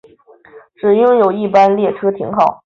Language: Chinese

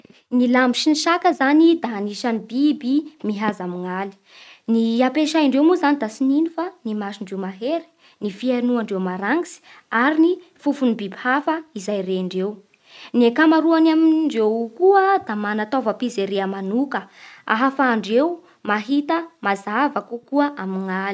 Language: Bara Malagasy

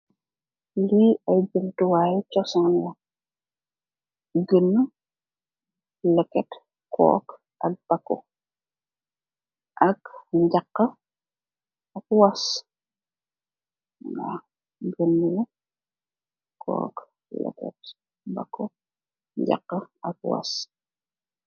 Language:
Wolof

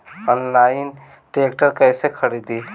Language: Bhojpuri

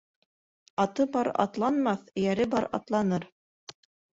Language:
Bashkir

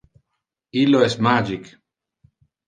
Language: Interlingua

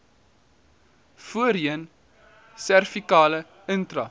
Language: Afrikaans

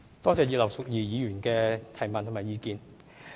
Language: Cantonese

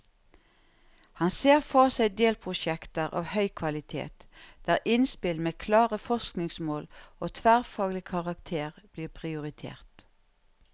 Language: Norwegian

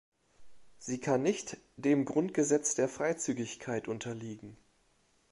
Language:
German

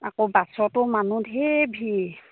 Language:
Assamese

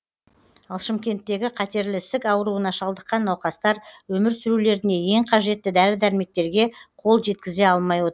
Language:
Kazakh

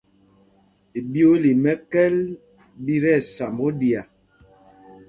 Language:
Mpumpong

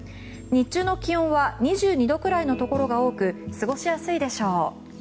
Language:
Japanese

